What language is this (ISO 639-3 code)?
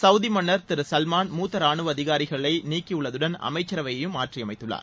tam